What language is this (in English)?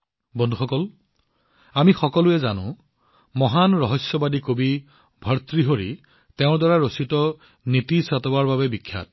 Assamese